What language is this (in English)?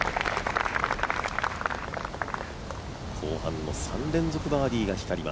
Japanese